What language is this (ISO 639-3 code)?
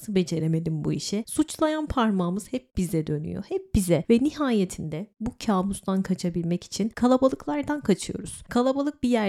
tur